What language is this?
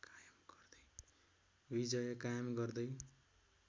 Nepali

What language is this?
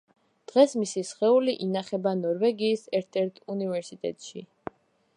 Georgian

